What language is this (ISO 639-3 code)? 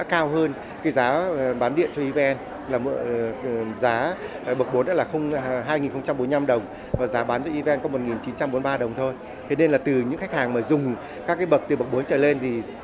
vie